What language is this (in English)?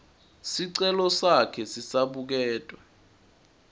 Swati